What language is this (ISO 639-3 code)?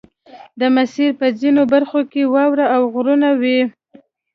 pus